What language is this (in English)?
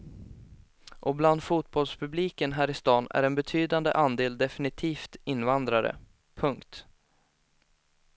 Swedish